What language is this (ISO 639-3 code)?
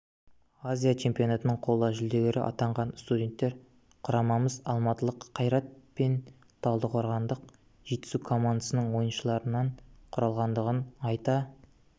kaz